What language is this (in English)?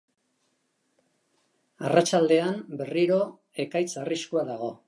Basque